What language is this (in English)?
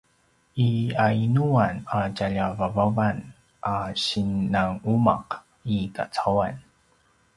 Paiwan